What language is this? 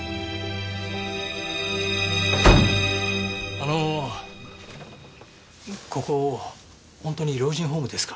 Japanese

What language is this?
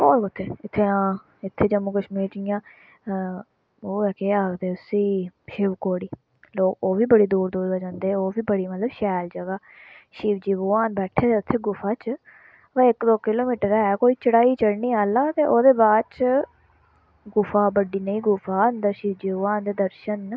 Dogri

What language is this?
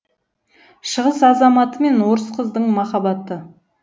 Kazakh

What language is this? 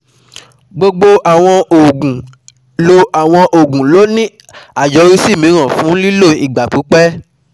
Yoruba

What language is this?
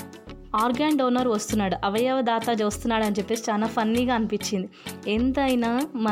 Telugu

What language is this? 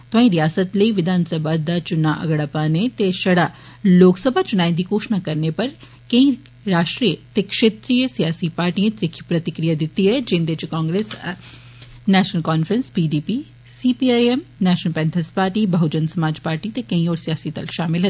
Dogri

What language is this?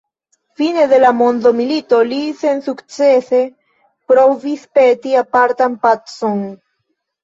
Esperanto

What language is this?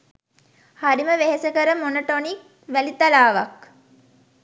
Sinhala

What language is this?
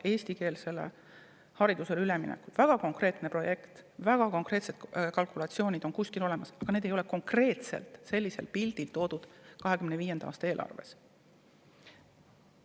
Estonian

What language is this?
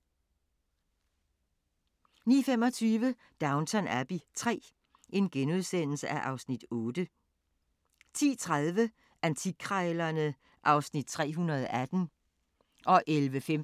Danish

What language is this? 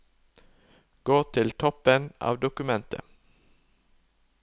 Norwegian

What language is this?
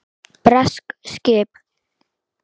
Icelandic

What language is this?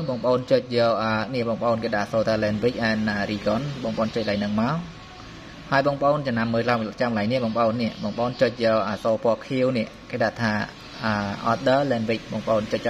Vietnamese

